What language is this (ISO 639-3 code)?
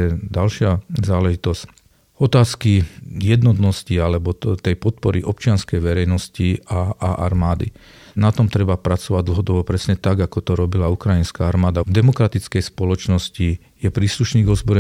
slk